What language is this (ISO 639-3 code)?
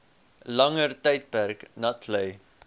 afr